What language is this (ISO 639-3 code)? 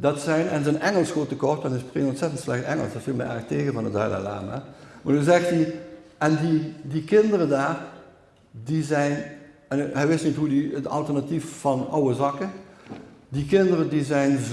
nld